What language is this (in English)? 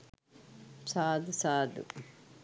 Sinhala